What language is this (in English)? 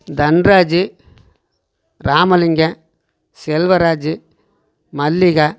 Tamil